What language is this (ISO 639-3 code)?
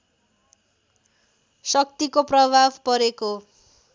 nep